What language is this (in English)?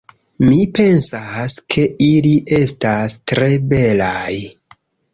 Esperanto